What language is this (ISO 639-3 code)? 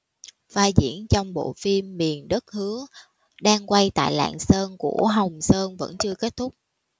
vie